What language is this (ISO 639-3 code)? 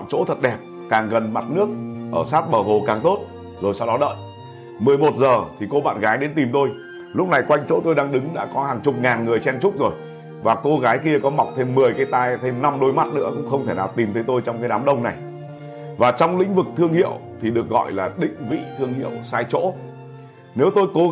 vie